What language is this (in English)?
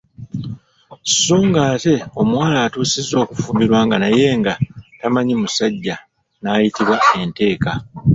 Ganda